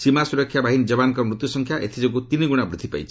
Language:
Odia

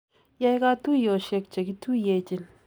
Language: Kalenjin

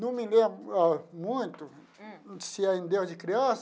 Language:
Portuguese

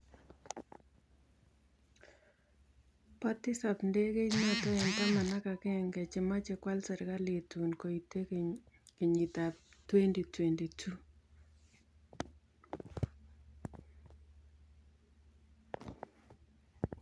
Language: Kalenjin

